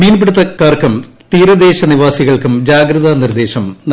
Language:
Malayalam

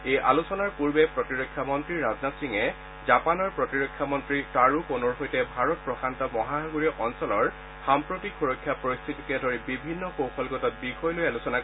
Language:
Assamese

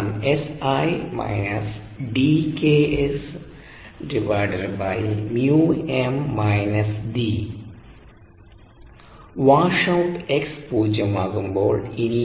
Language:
Malayalam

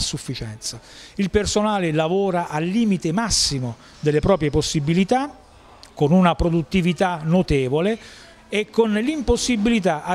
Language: Italian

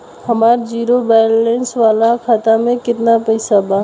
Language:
Bhojpuri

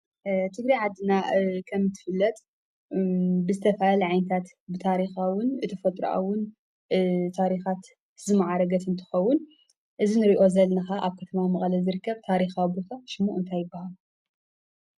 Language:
Tigrinya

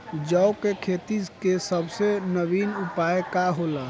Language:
Bhojpuri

